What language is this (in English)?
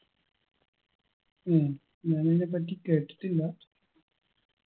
Malayalam